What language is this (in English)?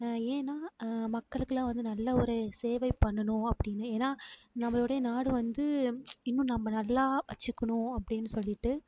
Tamil